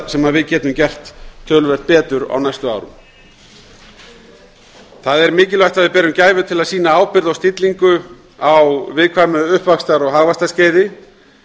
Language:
Icelandic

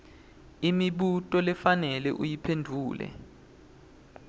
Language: Swati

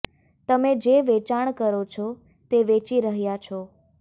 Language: Gujarati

